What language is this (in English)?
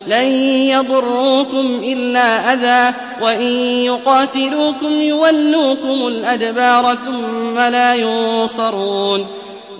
Arabic